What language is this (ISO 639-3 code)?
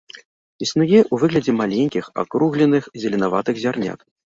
bel